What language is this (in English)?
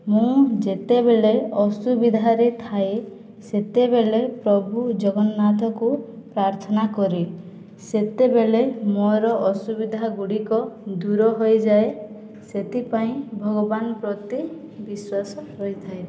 Odia